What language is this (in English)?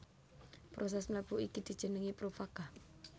Javanese